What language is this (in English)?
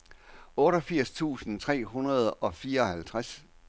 Danish